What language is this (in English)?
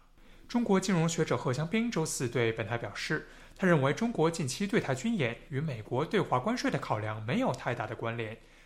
Chinese